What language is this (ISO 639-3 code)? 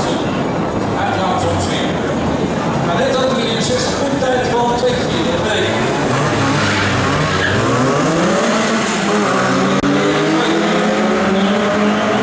nld